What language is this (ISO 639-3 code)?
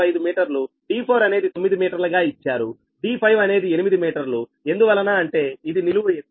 tel